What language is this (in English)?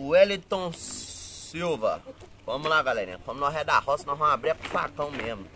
Portuguese